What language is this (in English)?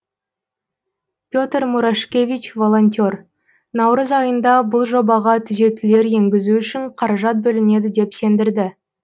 Kazakh